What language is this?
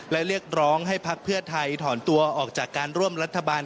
Thai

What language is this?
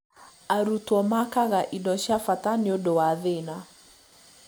Kikuyu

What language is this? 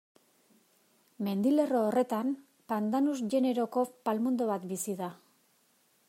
Basque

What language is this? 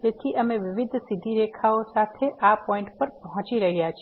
Gujarati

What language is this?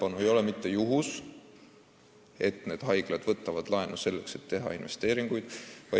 Estonian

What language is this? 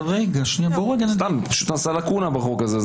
Hebrew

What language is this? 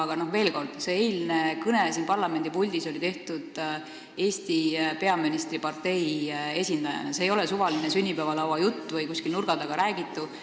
Estonian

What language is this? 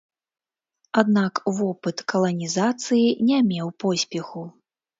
Belarusian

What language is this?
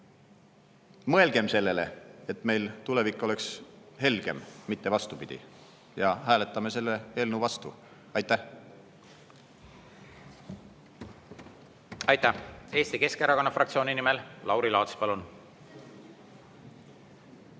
Estonian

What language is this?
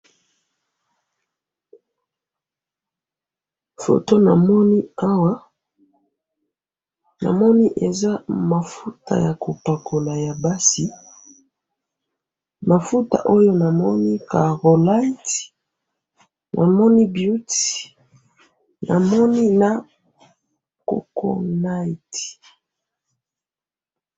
Lingala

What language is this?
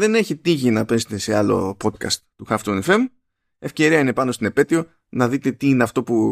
Greek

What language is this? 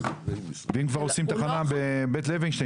Hebrew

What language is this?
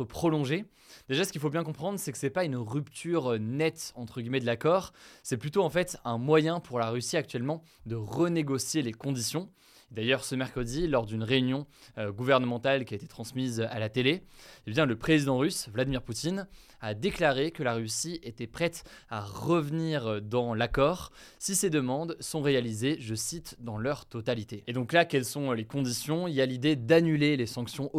French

